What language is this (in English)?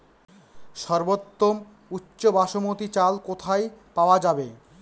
Bangla